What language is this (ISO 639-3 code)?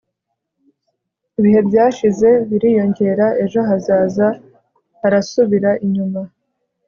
kin